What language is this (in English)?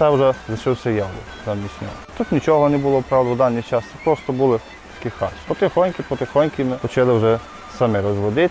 Ukrainian